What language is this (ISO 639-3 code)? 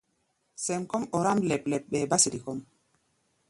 gba